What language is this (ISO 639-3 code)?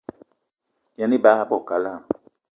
eto